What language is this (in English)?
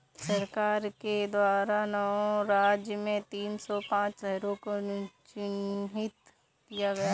Hindi